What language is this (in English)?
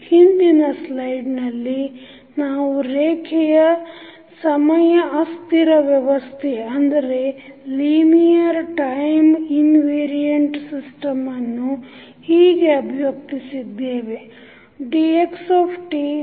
Kannada